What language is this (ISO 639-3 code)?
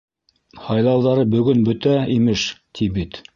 bak